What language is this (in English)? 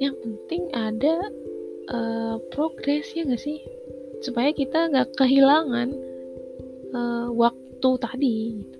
Indonesian